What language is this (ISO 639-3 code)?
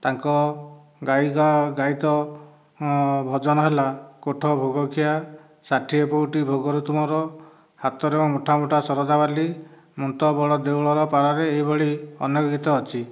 ori